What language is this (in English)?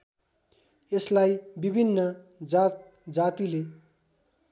Nepali